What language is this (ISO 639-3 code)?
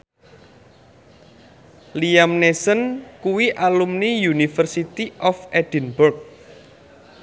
jav